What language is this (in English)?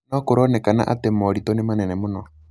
Kikuyu